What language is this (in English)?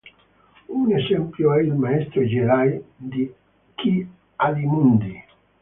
Italian